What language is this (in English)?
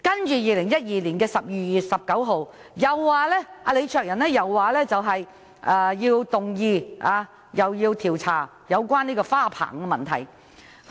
Cantonese